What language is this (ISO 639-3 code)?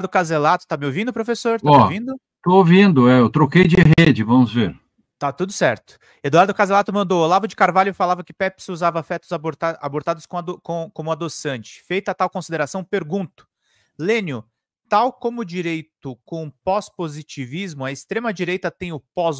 por